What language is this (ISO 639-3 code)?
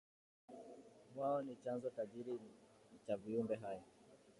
swa